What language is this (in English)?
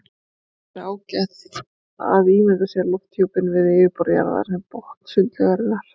Icelandic